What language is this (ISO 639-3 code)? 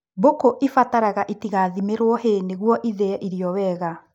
kik